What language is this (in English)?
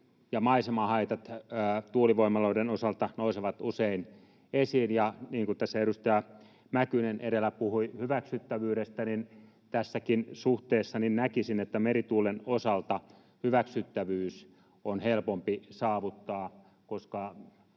Finnish